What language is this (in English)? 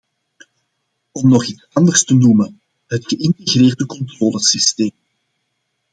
Dutch